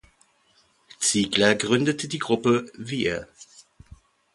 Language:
German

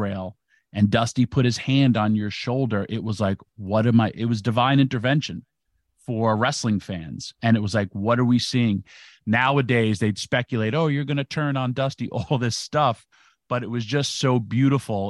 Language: English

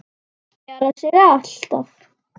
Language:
Icelandic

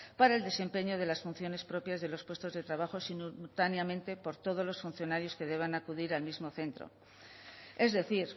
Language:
Spanish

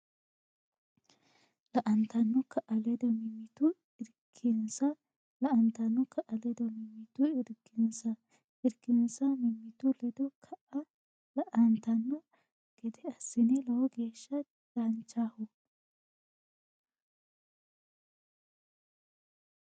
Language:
Sidamo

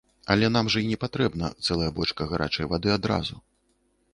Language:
Belarusian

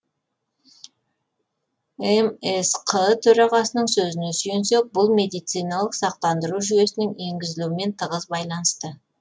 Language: Kazakh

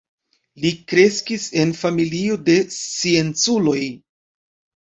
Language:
Esperanto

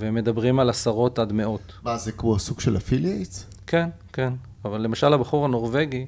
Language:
Hebrew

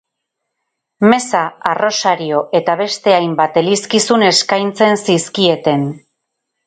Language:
Basque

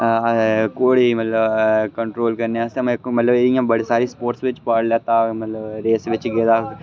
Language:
Dogri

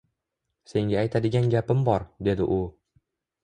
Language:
Uzbek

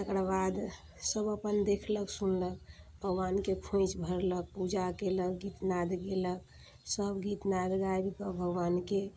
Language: Maithili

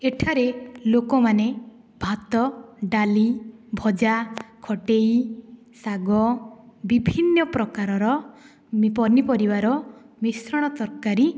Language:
Odia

